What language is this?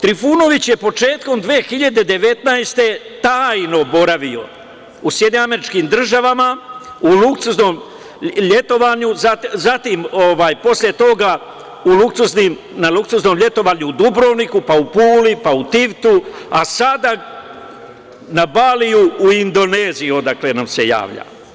Serbian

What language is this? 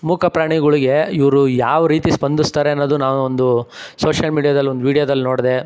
Kannada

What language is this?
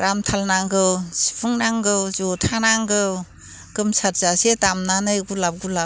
Bodo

